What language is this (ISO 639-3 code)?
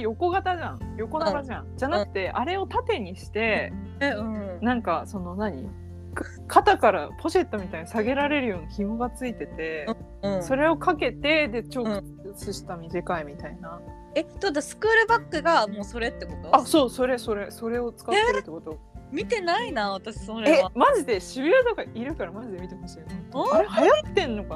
jpn